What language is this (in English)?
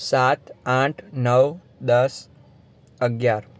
Gujarati